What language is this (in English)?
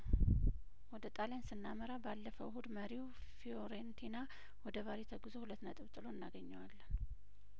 Amharic